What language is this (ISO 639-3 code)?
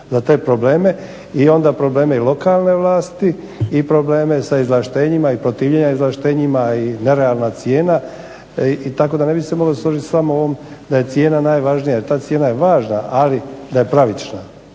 hrv